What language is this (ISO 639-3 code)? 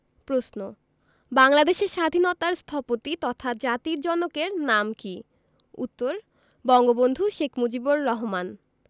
ben